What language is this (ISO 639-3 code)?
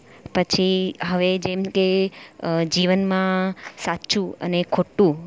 guj